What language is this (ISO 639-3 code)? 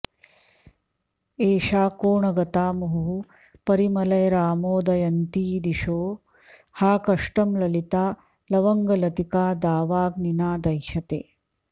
san